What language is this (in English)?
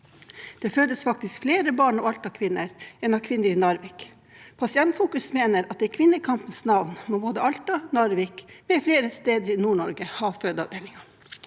Norwegian